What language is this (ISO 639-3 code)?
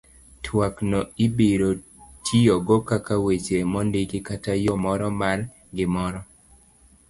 luo